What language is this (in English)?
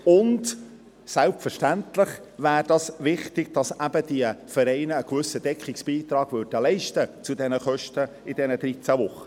Swiss German